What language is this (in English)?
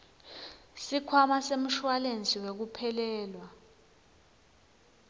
Swati